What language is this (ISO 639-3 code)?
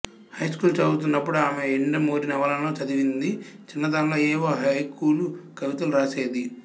tel